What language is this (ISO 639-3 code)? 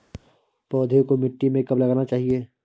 hin